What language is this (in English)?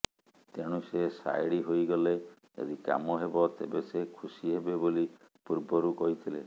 Odia